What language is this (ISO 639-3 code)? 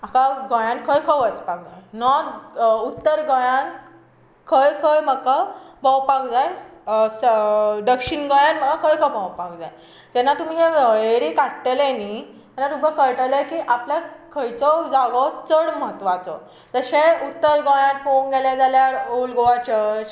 kok